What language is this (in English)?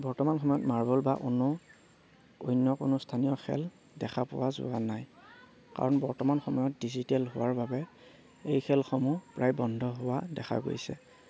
Assamese